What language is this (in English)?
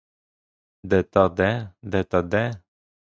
Ukrainian